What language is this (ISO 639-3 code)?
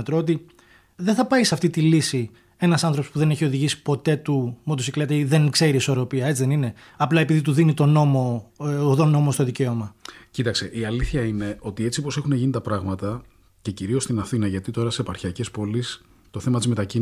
ell